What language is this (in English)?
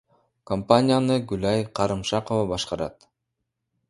Kyrgyz